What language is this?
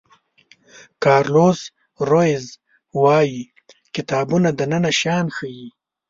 Pashto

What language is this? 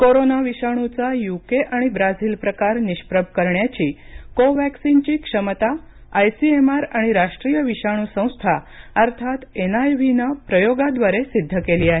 Marathi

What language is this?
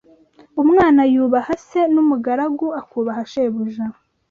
Kinyarwanda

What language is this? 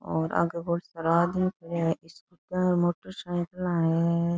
Rajasthani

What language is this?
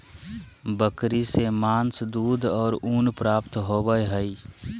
Magahi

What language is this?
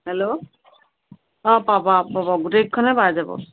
Assamese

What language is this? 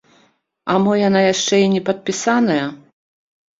Belarusian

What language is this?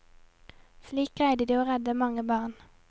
Norwegian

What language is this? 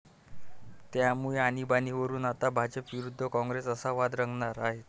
Marathi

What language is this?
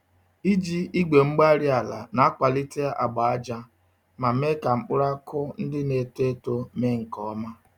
Igbo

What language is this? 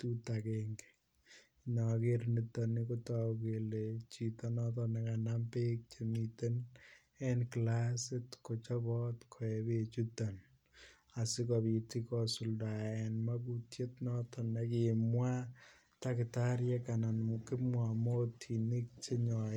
Kalenjin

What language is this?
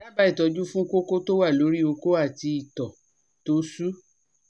Yoruba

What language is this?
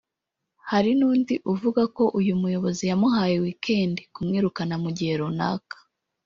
Kinyarwanda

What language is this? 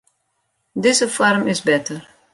Western Frisian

